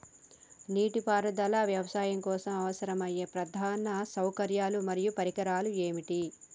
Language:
Telugu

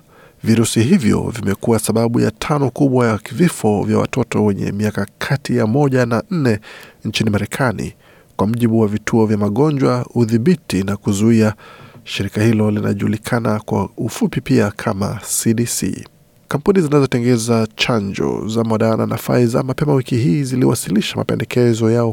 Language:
Swahili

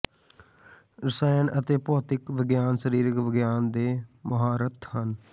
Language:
Punjabi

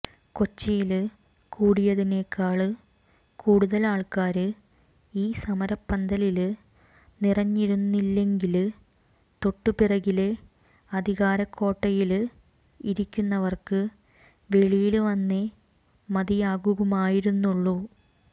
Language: Malayalam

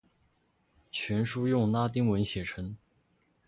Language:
Chinese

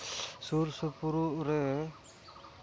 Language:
Santali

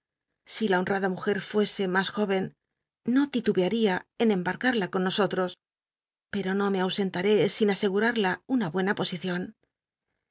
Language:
Spanish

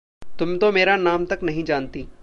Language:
Hindi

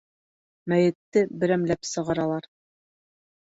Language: Bashkir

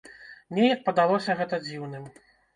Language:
Belarusian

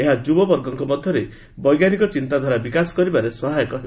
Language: Odia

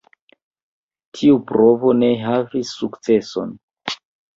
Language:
Esperanto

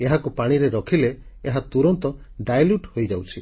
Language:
Odia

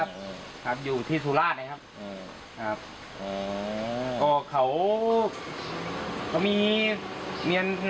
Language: Thai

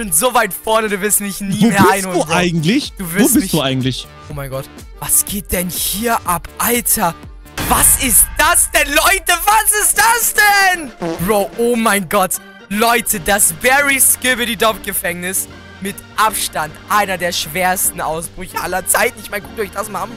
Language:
German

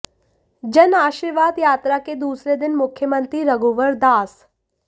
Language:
Hindi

